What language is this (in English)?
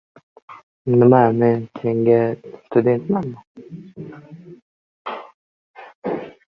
Uzbek